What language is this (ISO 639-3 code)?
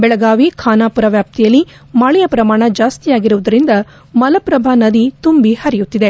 kan